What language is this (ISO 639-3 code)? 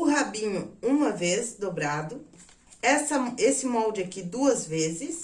por